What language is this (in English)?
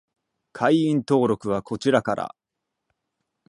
Japanese